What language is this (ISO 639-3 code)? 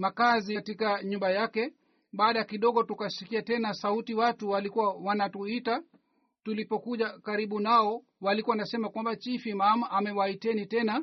swa